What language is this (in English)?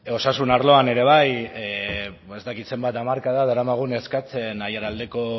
Basque